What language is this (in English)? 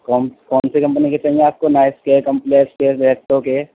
Urdu